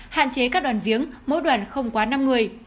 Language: Vietnamese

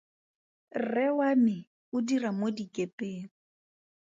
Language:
Tswana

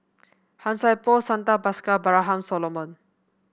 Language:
English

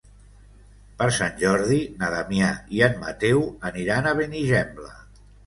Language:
Catalan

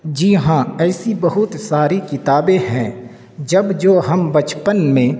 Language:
Urdu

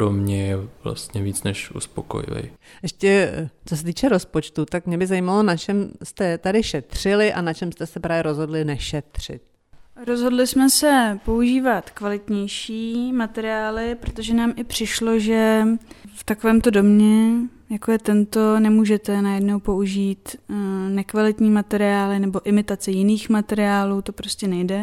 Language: Czech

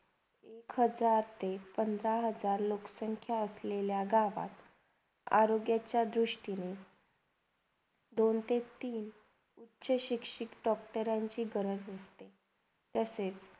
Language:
Marathi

